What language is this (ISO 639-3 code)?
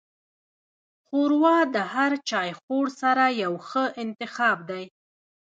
pus